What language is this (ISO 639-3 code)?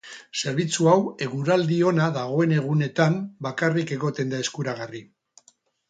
eus